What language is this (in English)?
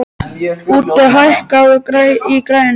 Icelandic